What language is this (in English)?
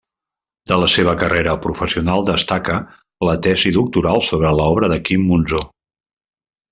Catalan